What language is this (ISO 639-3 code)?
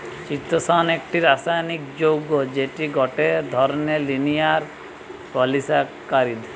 ben